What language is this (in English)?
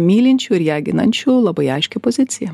Lithuanian